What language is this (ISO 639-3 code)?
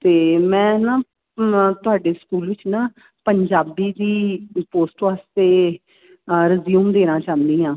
pan